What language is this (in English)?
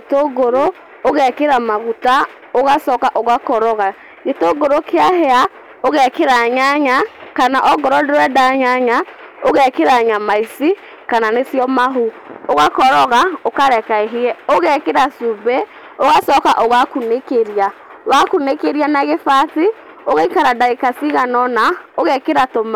Kikuyu